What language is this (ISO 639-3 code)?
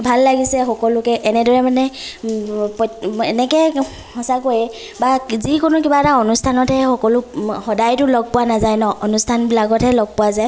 asm